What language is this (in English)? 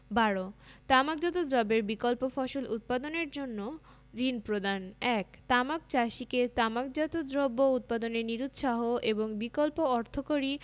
Bangla